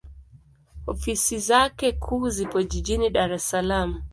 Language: Swahili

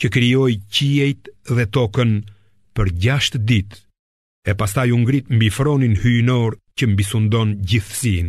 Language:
Greek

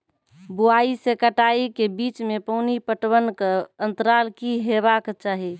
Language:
Maithili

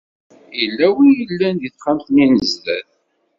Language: Kabyle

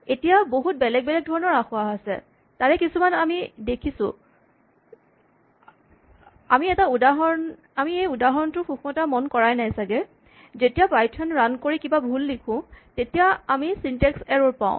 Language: Assamese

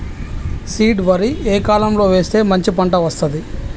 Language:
Telugu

